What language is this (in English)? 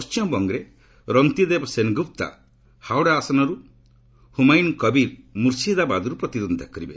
Odia